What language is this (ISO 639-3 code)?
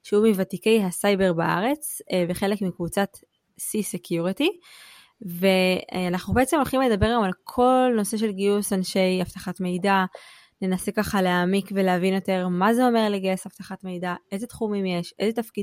heb